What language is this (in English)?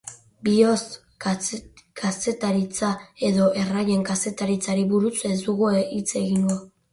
Basque